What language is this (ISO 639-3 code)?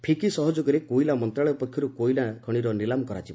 ori